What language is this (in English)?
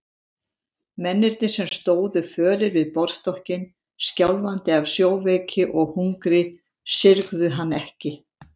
Icelandic